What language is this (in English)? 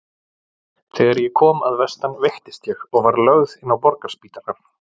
Icelandic